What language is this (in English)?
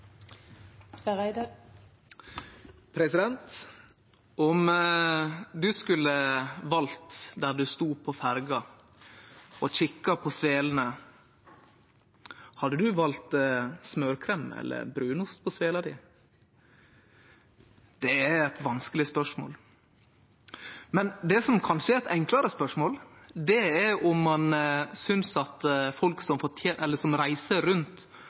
Norwegian